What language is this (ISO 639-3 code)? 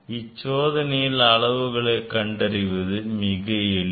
tam